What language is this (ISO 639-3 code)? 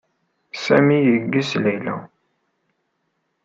kab